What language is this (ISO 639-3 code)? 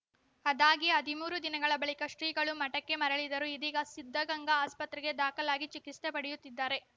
kan